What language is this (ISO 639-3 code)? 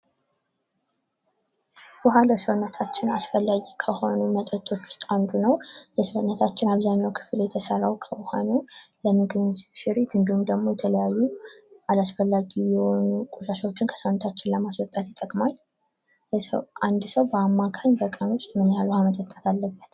amh